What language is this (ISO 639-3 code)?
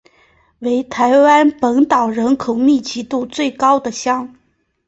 zho